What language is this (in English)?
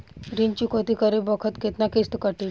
Bhojpuri